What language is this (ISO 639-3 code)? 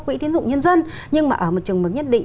vie